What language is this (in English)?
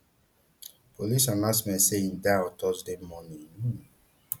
Nigerian Pidgin